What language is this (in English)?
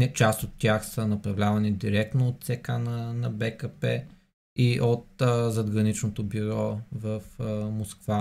Bulgarian